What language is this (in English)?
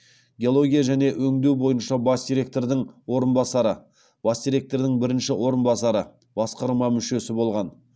Kazakh